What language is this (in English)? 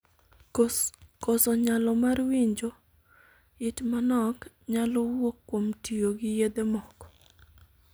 Luo (Kenya and Tanzania)